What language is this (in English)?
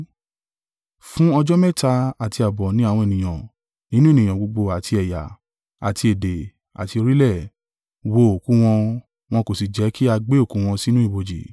Yoruba